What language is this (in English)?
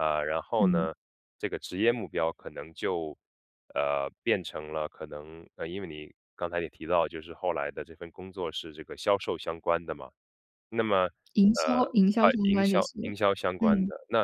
Chinese